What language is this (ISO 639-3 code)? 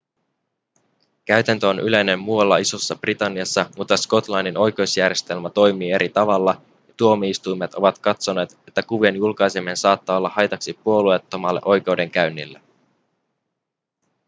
fin